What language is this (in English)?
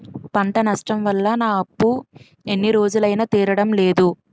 Telugu